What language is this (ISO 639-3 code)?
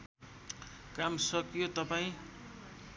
nep